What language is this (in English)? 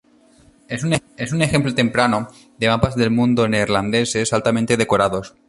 Spanish